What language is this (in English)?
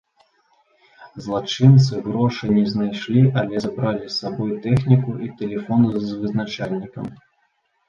Belarusian